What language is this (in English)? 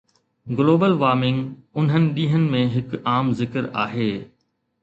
Sindhi